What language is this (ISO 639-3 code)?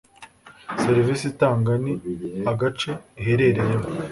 kin